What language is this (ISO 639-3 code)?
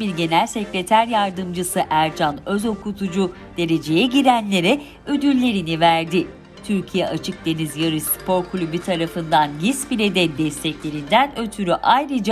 tur